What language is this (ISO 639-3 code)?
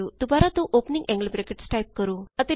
pan